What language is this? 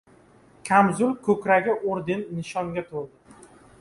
Uzbek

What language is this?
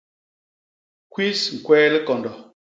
Basaa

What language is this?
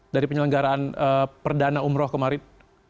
Indonesian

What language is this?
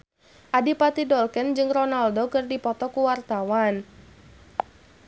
Sundanese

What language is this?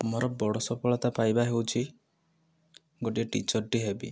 Odia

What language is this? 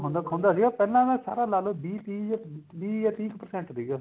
Punjabi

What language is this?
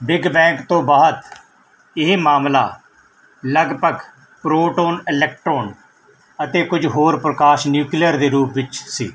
Punjabi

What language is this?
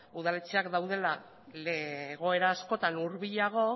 Basque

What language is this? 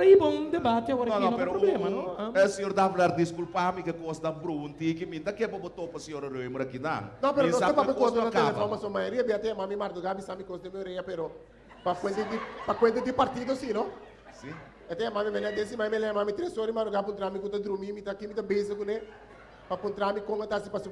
Portuguese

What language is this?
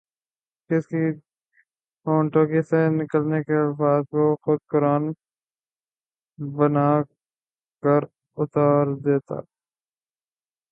Urdu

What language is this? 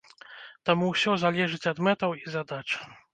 Belarusian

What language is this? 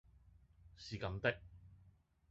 Cantonese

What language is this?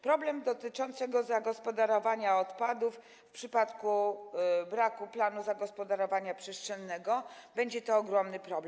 Polish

